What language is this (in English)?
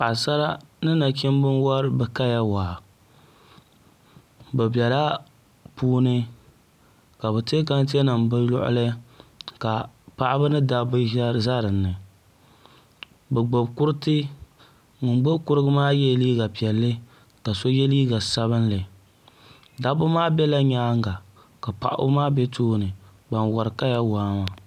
Dagbani